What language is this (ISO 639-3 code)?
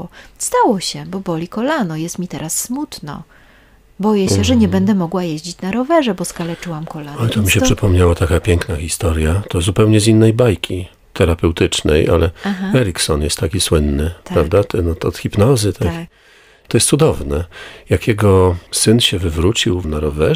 pol